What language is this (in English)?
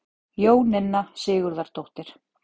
Icelandic